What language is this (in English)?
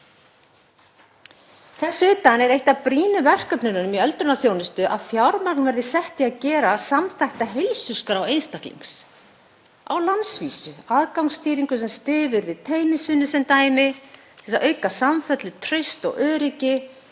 Icelandic